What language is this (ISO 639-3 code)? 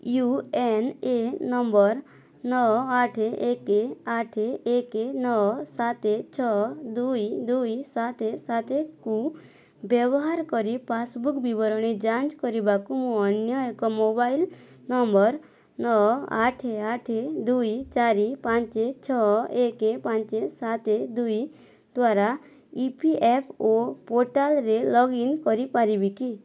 ori